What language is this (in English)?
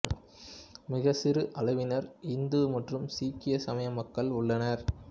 Tamil